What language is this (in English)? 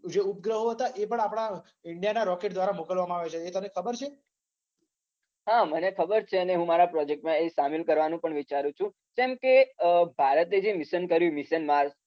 Gujarati